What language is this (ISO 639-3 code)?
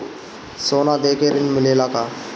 bho